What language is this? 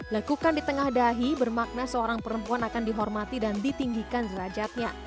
Indonesian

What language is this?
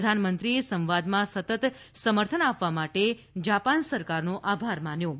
Gujarati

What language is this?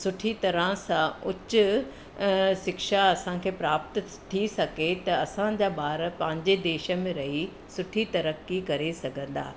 Sindhi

